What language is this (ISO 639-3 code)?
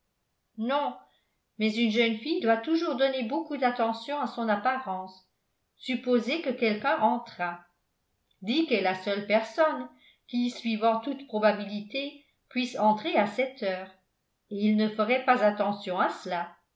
fra